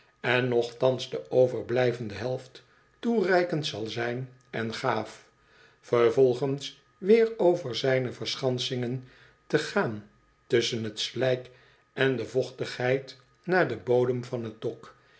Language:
Dutch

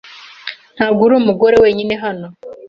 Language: Kinyarwanda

